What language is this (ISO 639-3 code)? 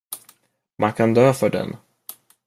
swe